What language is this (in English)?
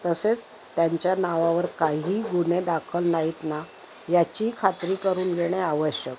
Marathi